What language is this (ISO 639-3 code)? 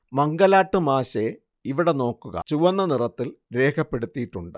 mal